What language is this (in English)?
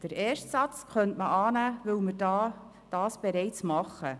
Swiss German